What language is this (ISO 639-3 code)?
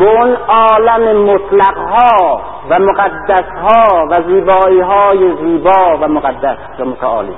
fas